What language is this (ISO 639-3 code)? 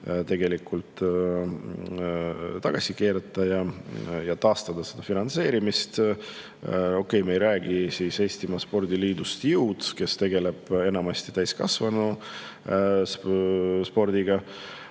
est